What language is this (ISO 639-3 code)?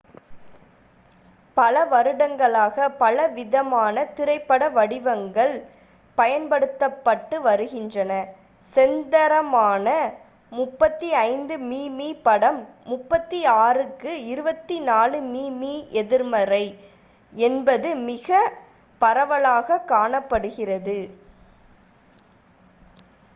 tam